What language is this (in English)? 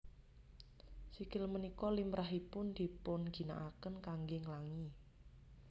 Javanese